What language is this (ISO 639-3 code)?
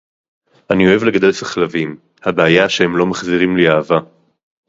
heb